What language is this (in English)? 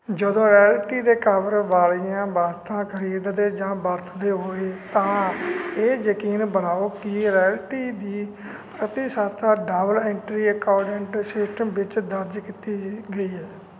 Punjabi